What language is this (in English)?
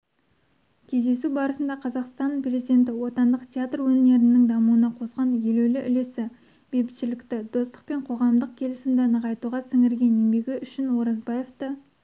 Kazakh